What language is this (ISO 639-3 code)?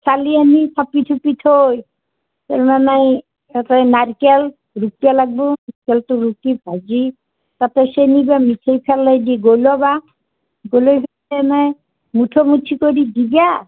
asm